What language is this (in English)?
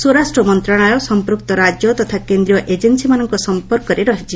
Odia